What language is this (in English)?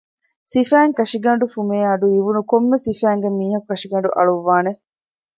Divehi